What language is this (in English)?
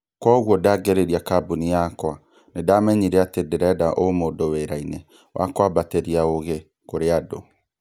Kikuyu